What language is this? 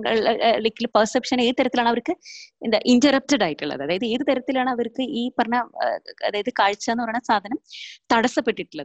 Malayalam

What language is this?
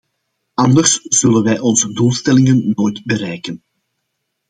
Dutch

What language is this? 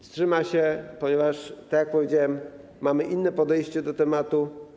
Polish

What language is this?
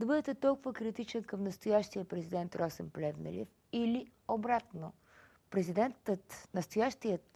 Bulgarian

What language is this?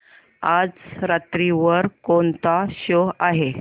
Marathi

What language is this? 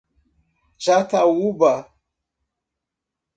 Portuguese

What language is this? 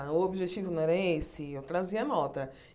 Portuguese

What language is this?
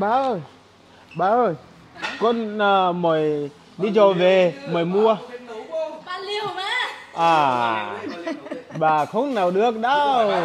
Vietnamese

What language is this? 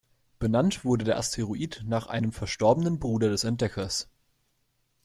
German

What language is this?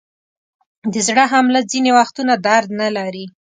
Pashto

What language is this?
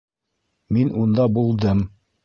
Bashkir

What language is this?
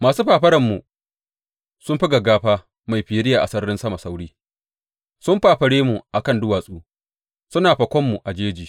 Hausa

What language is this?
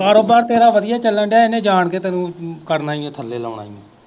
Punjabi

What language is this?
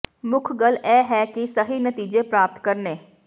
Punjabi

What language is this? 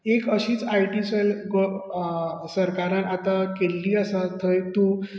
Konkani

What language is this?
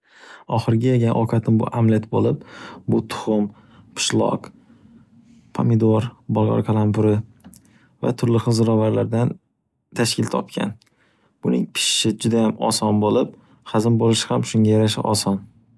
Uzbek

